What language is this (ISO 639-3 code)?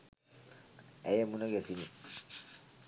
sin